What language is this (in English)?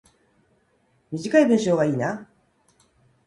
Japanese